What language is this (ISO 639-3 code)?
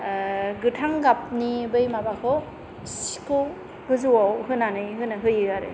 brx